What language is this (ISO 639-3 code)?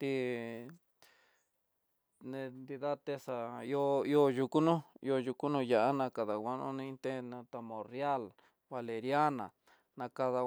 mtx